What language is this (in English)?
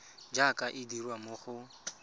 Tswana